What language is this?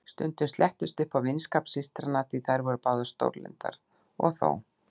Icelandic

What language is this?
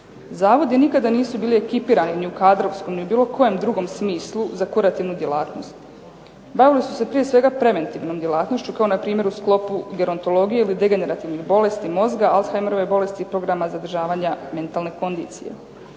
Croatian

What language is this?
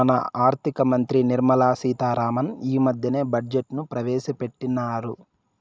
Telugu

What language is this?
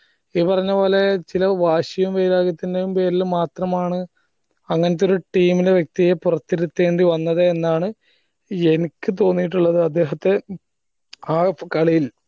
Malayalam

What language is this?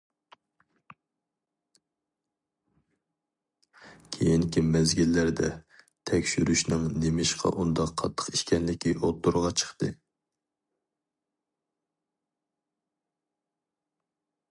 Uyghur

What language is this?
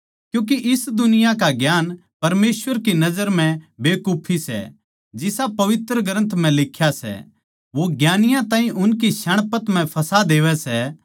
Haryanvi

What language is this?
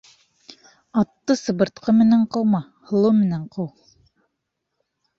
Bashkir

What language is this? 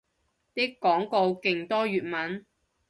Cantonese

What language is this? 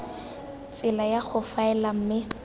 Tswana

